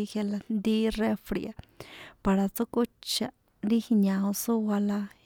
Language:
San Juan Atzingo Popoloca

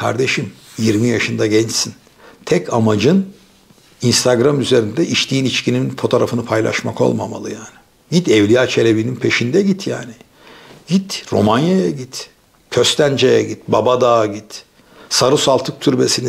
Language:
Turkish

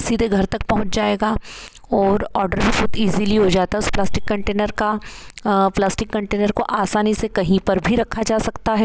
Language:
Hindi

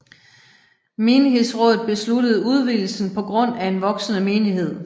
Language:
Danish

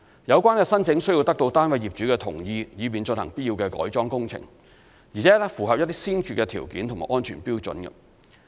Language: Cantonese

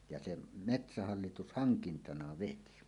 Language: Finnish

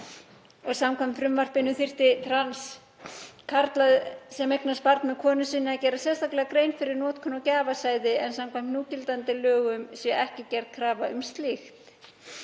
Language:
Icelandic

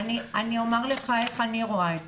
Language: Hebrew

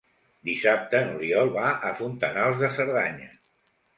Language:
Catalan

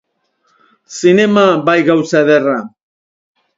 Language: Basque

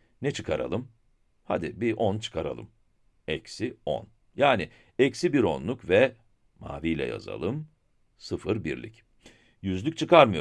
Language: Turkish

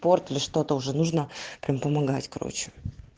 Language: Russian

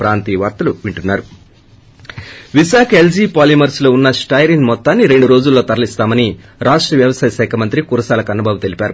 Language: Telugu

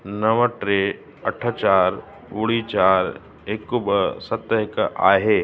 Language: Sindhi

